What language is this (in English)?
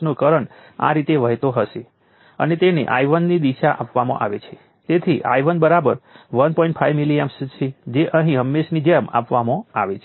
Gujarati